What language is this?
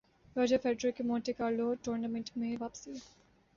Urdu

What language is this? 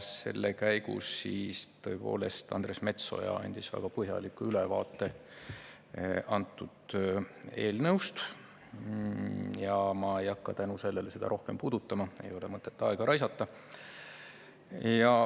Estonian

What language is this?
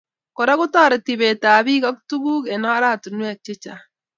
Kalenjin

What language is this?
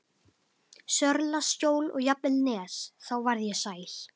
Icelandic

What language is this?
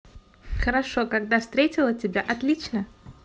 Russian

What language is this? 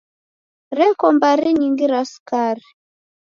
Taita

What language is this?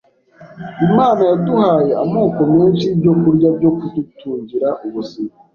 Kinyarwanda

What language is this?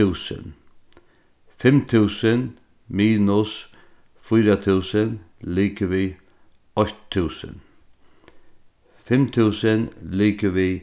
Faroese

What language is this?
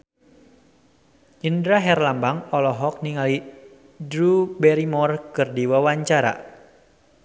Sundanese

